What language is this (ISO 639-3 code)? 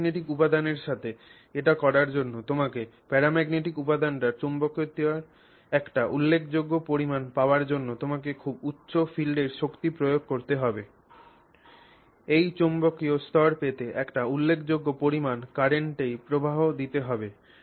ben